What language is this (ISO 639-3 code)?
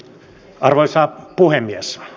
fin